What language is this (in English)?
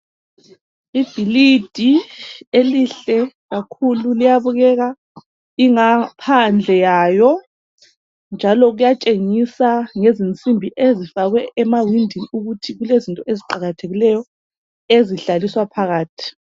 North Ndebele